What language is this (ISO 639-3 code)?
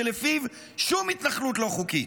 heb